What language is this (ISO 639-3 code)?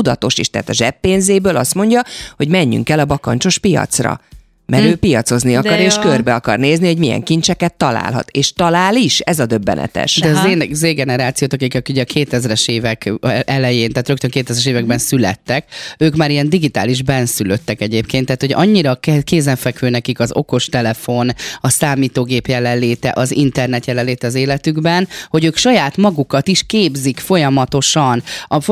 hun